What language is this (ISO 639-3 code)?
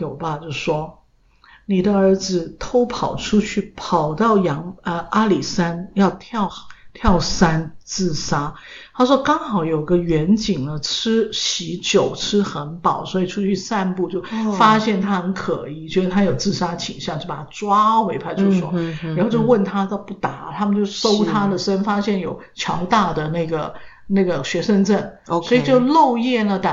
zho